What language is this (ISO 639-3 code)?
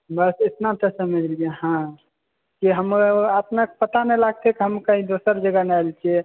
mai